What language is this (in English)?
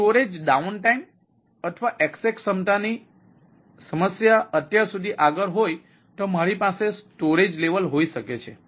Gujarati